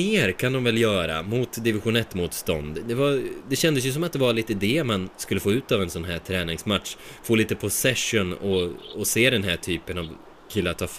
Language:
Swedish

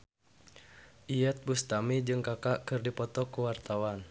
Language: Sundanese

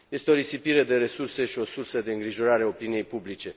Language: Romanian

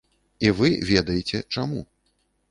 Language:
Belarusian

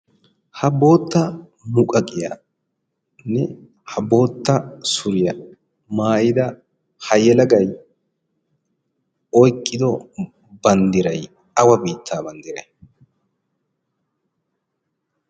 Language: Wolaytta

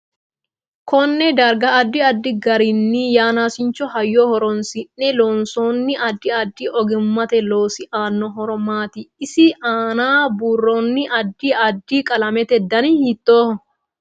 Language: Sidamo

